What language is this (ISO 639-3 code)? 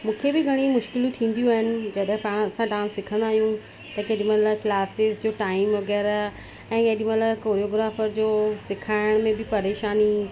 snd